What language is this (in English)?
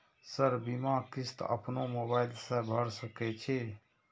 Maithili